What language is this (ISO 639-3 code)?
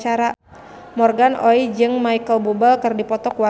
sun